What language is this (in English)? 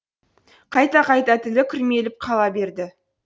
Kazakh